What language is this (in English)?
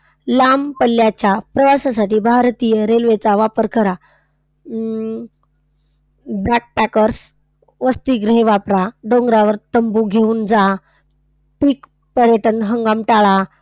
Marathi